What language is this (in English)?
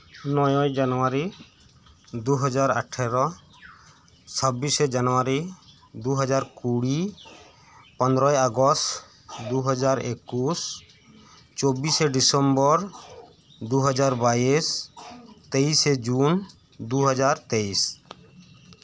Santali